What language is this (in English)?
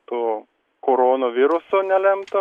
Lithuanian